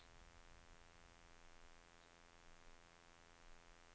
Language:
Norwegian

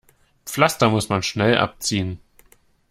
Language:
German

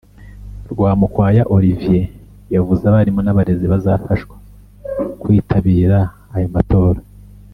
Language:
Kinyarwanda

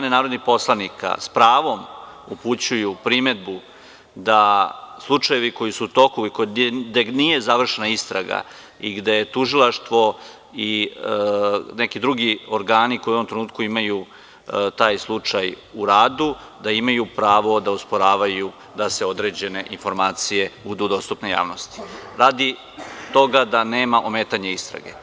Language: Serbian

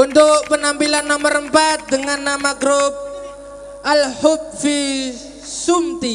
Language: Indonesian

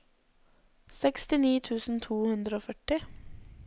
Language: Norwegian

